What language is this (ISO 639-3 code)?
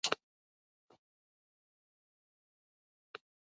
eng